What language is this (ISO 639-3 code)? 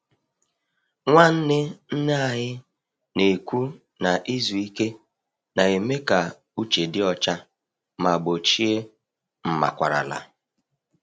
ibo